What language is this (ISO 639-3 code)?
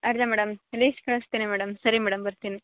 kan